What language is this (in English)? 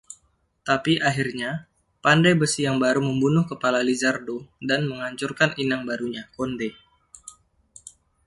Indonesian